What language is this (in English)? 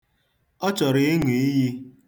Igbo